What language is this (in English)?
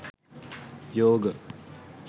Sinhala